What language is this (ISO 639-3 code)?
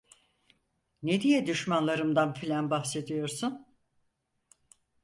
tur